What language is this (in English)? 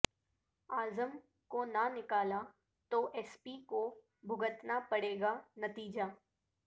Urdu